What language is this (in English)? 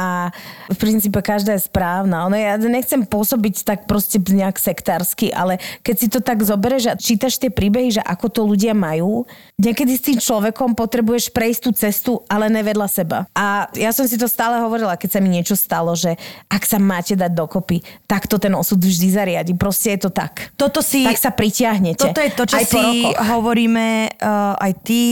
Slovak